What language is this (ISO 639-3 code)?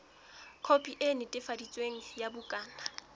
sot